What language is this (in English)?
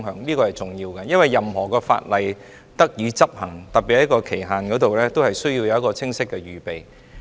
Cantonese